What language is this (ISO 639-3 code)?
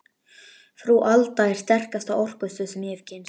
isl